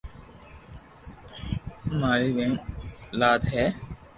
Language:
Loarki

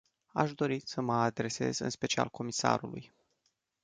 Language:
Romanian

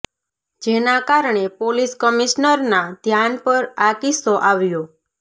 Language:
Gujarati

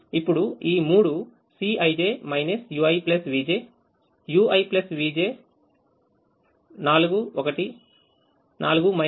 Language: Telugu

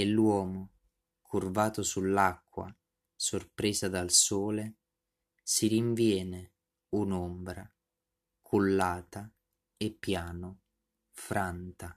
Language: Italian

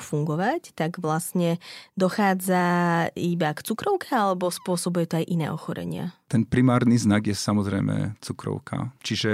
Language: Slovak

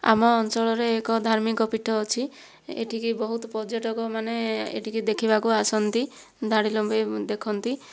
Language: Odia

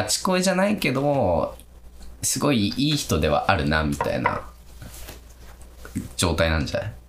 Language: Japanese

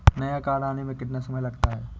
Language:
Hindi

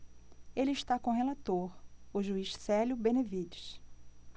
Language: Portuguese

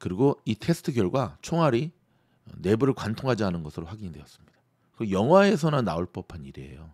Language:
Korean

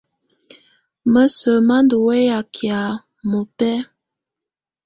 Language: Tunen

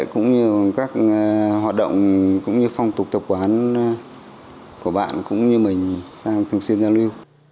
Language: Vietnamese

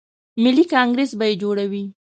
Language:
Pashto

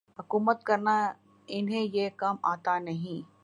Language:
Urdu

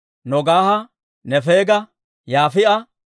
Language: Dawro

